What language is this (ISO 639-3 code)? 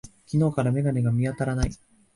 jpn